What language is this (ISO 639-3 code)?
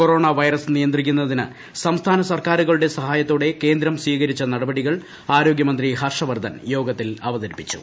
mal